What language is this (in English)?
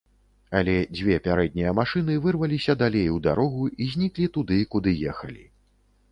Belarusian